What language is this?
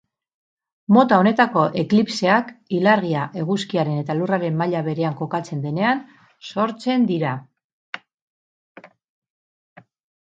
Basque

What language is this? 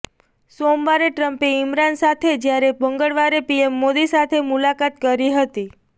Gujarati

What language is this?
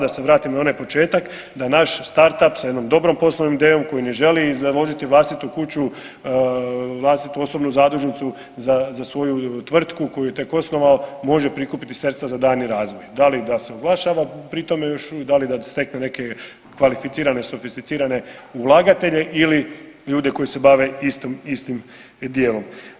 Croatian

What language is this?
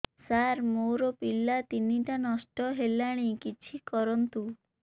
Odia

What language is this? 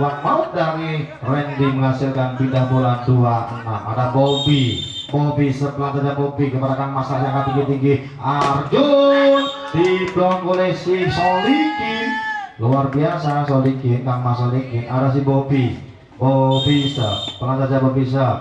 Indonesian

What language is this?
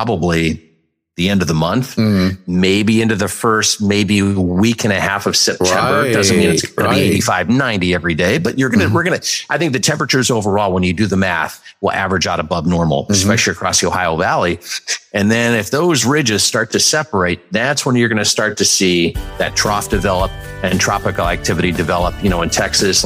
English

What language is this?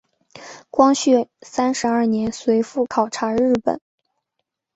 Chinese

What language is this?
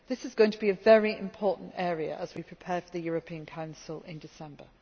English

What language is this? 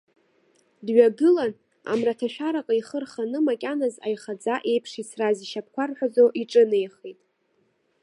Abkhazian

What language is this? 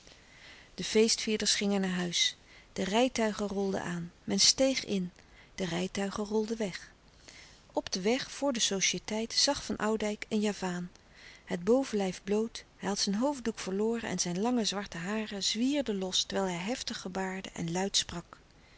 Dutch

